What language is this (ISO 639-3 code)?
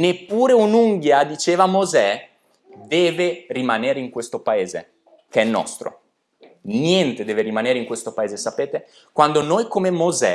ita